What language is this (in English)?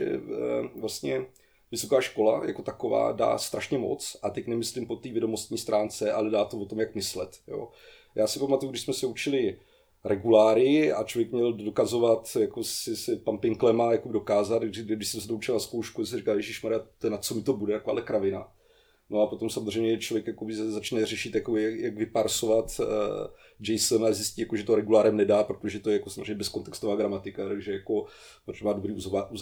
Czech